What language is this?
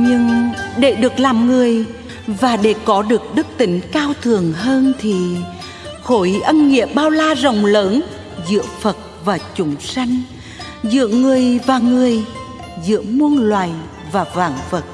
Vietnamese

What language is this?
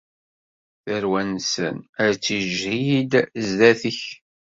Kabyle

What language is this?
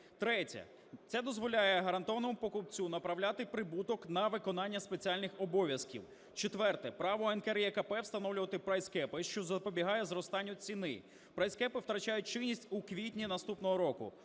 Ukrainian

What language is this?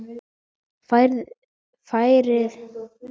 Icelandic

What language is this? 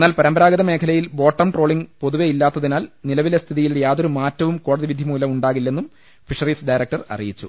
Malayalam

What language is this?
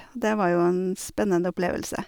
Norwegian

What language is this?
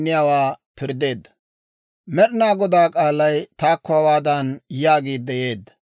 Dawro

